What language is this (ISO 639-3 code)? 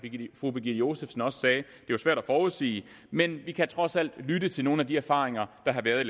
dan